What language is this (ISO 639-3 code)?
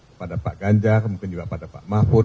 ind